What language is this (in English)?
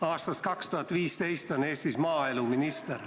Estonian